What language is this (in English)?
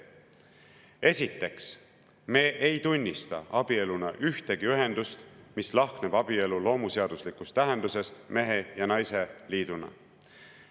Estonian